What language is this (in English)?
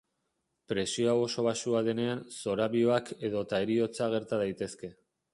Basque